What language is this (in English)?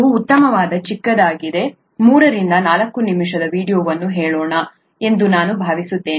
Kannada